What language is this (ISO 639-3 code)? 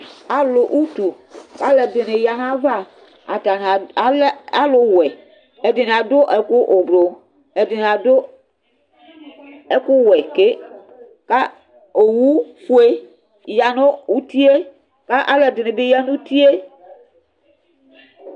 kpo